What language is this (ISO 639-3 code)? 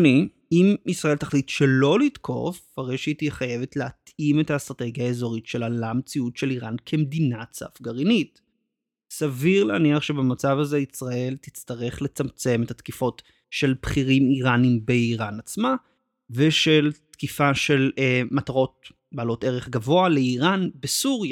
heb